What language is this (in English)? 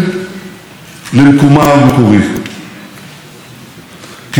Hebrew